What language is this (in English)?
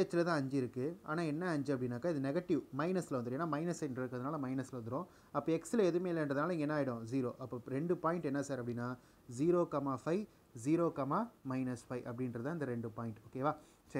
Hindi